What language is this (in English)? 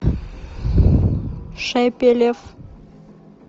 Russian